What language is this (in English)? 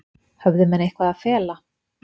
Icelandic